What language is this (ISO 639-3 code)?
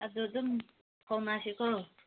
mni